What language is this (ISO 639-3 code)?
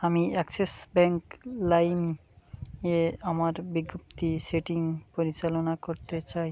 ben